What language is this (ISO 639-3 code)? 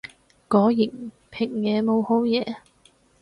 yue